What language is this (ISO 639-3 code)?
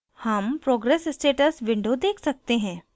hin